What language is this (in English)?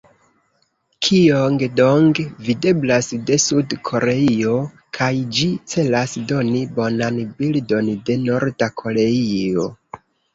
Esperanto